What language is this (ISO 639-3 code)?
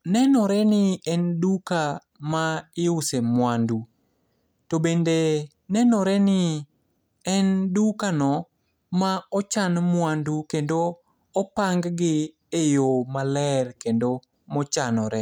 luo